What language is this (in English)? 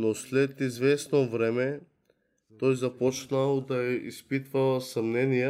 Bulgarian